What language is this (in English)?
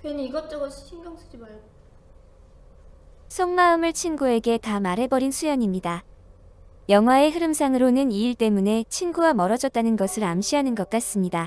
Korean